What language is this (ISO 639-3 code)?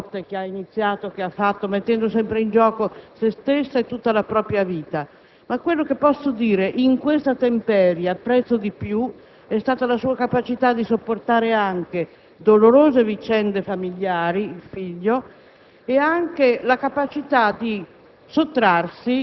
ita